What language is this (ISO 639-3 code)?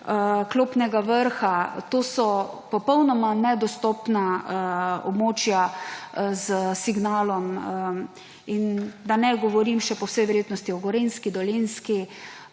slv